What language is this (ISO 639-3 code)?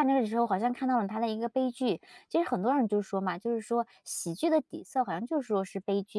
zho